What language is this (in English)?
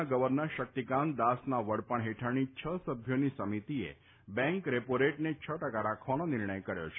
Gujarati